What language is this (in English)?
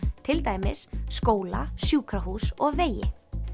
Icelandic